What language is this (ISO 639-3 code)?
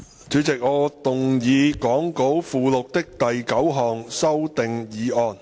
yue